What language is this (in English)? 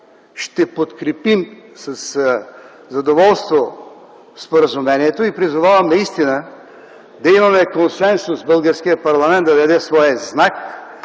Bulgarian